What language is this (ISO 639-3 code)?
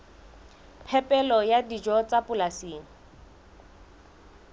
sot